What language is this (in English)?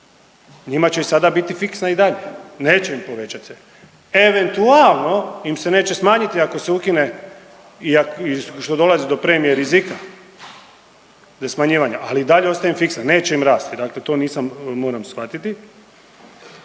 Croatian